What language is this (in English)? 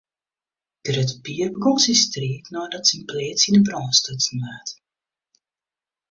Western Frisian